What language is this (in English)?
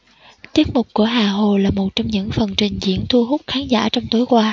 Vietnamese